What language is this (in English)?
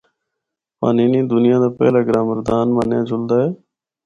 Northern Hindko